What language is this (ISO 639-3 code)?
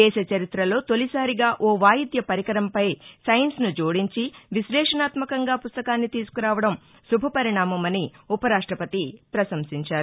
tel